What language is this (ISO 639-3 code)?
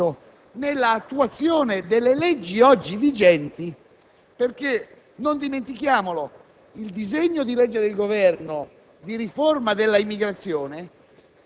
ita